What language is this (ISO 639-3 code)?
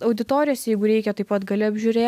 lit